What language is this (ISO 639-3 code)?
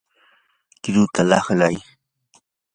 qur